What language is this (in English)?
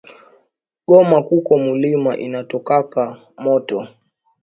Swahili